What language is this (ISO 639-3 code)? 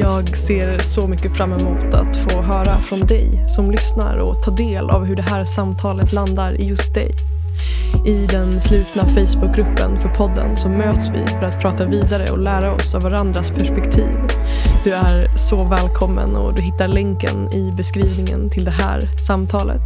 swe